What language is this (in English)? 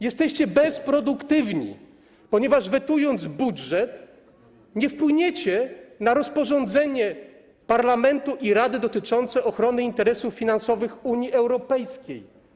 Polish